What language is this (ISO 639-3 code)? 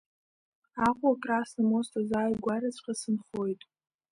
abk